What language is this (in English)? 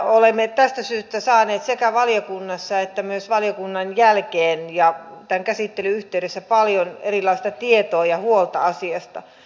Finnish